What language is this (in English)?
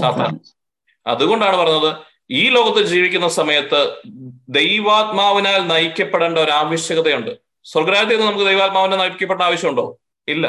Malayalam